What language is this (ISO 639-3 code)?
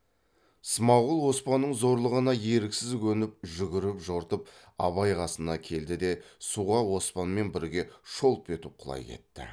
kaz